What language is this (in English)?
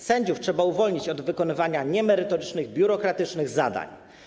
Polish